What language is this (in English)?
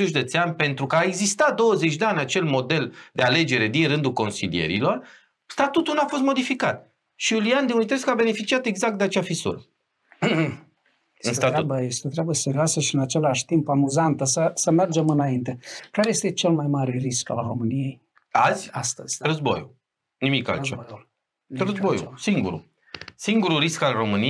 Romanian